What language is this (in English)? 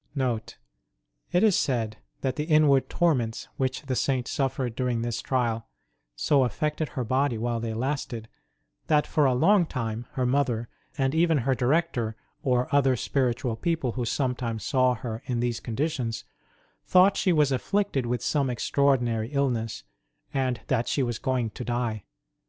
English